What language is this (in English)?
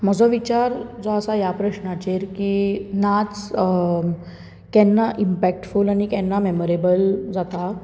Konkani